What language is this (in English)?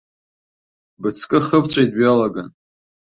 Abkhazian